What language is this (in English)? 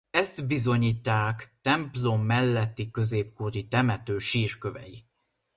Hungarian